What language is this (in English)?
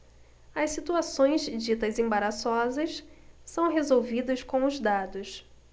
Portuguese